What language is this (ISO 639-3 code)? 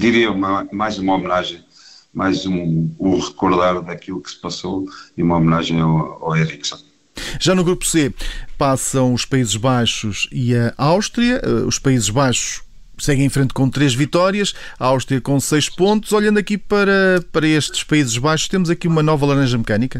por